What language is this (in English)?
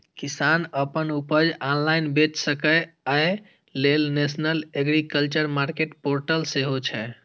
Maithili